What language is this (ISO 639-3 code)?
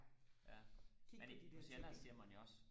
dan